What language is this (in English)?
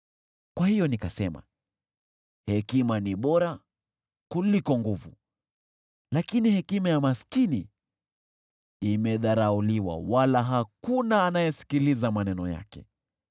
Swahili